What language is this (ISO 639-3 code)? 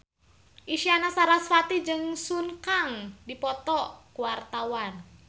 sun